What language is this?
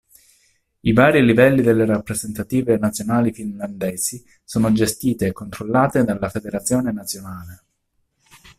Italian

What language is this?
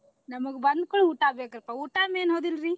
Kannada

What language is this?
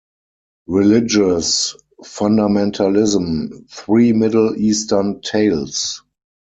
English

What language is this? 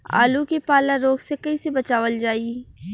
Bhojpuri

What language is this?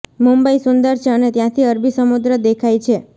Gujarati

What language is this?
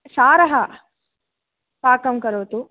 Sanskrit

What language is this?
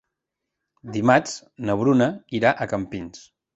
Catalan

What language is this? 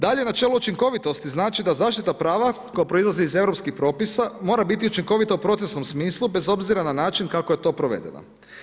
Croatian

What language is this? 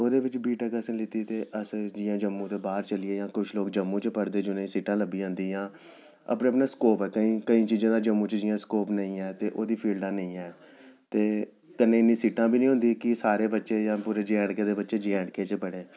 Dogri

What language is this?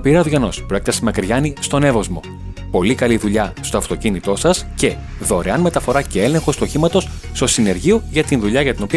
Greek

